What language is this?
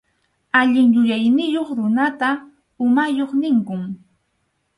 Arequipa-La Unión Quechua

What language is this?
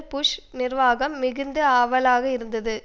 Tamil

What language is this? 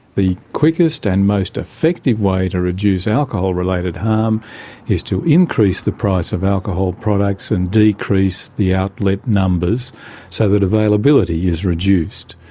English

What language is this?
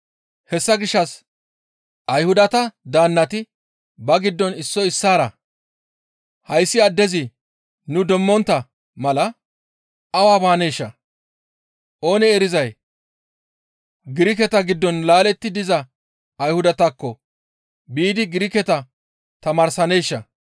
Gamo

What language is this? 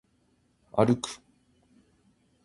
Japanese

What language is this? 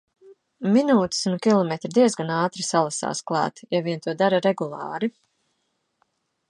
Latvian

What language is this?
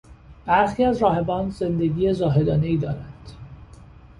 Persian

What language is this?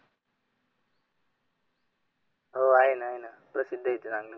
Marathi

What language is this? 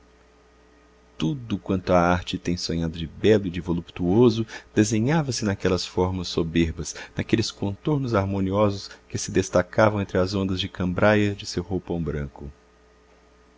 Portuguese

